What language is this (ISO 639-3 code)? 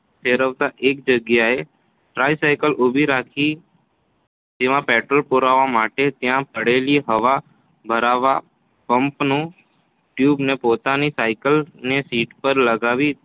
guj